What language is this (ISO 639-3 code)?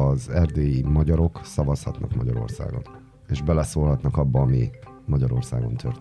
hun